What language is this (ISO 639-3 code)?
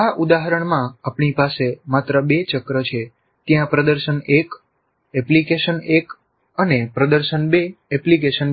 guj